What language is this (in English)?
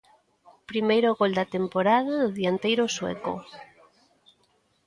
Galician